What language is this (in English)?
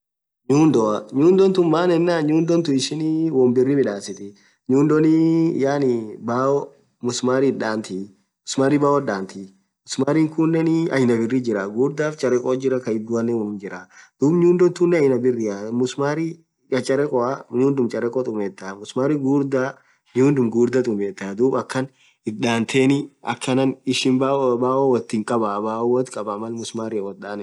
Orma